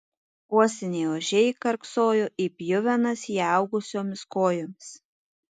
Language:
Lithuanian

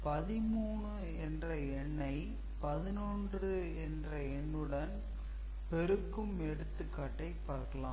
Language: Tamil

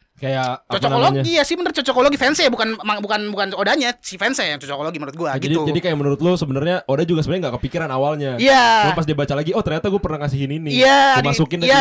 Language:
Indonesian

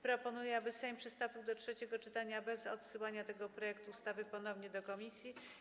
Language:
Polish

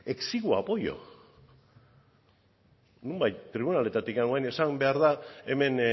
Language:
Basque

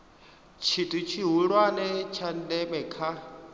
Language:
Venda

